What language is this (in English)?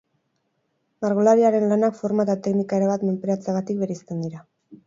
Basque